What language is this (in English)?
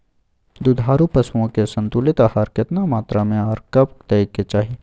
Maithili